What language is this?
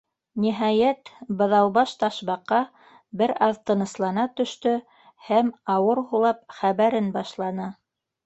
Bashkir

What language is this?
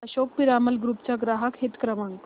Marathi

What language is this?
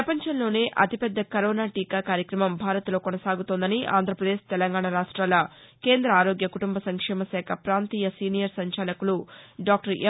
Telugu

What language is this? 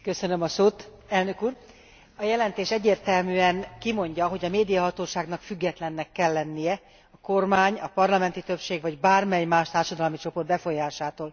Hungarian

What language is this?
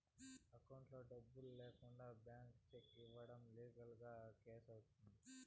Telugu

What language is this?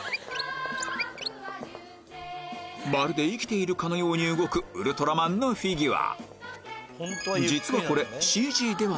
Japanese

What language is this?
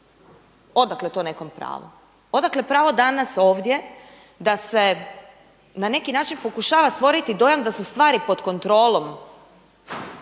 Croatian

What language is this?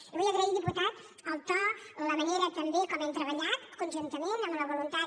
Catalan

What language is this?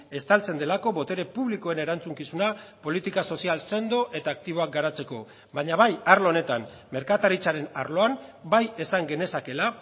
Basque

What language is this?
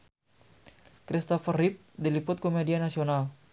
Sundanese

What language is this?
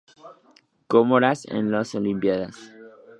Spanish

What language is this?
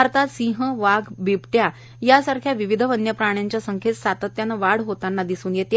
Marathi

